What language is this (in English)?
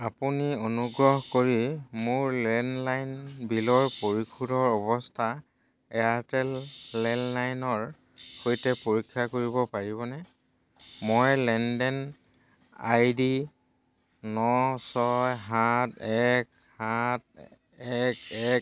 Assamese